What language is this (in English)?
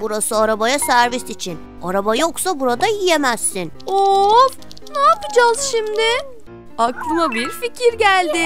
Turkish